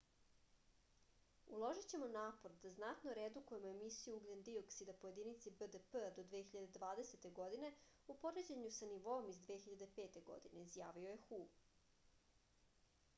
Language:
Serbian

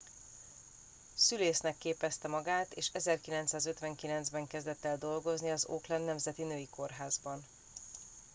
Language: Hungarian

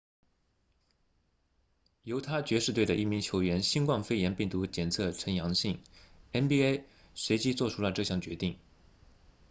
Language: Chinese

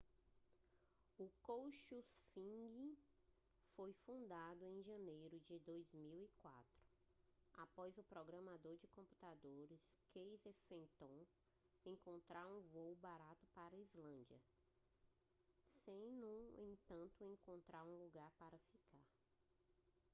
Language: Portuguese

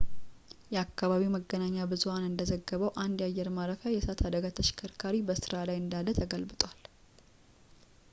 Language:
Amharic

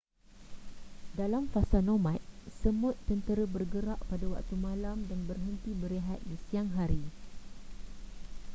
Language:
Malay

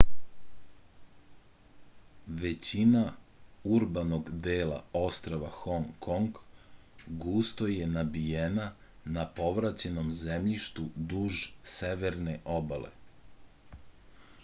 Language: Serbian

